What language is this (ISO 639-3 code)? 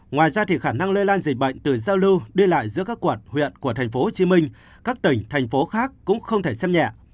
vie